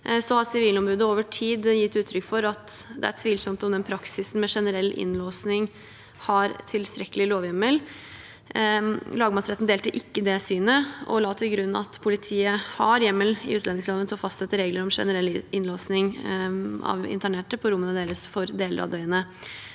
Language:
Norwegian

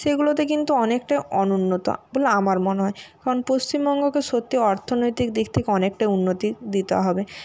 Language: Bangla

